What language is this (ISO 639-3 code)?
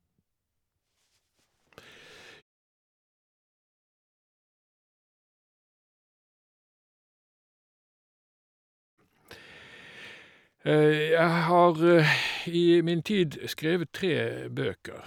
nor